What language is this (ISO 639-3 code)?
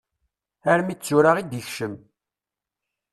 kab